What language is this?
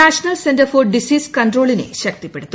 Malayalam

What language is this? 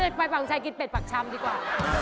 Thai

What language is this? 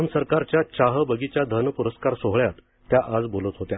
Marathi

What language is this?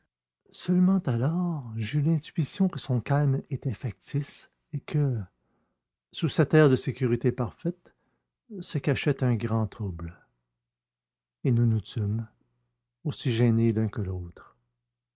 French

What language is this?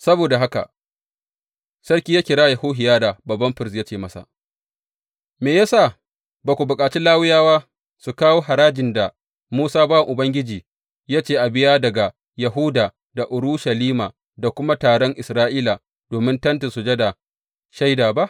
Hausa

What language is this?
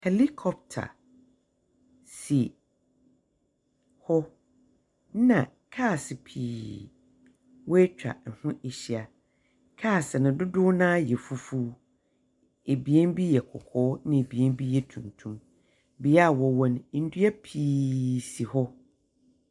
Akan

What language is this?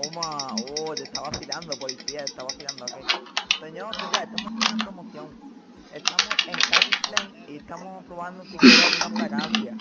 Spanish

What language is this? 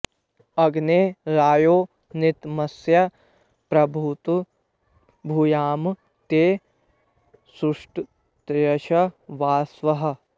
Sanskrit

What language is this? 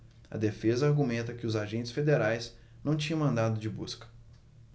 Portuguese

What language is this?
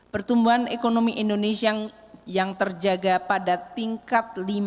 Indonesian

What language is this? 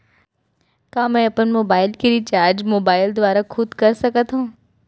Chhattisgarhi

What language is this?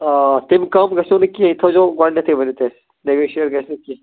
Kashmiri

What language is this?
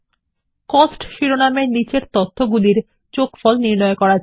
Bangla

